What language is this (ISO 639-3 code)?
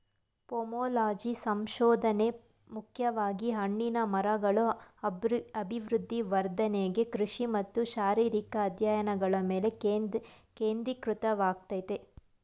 kan